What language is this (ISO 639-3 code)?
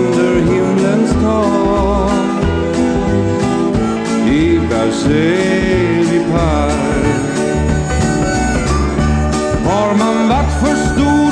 swe